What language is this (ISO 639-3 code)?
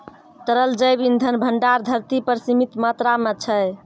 mai